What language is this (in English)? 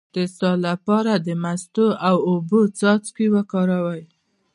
Pashto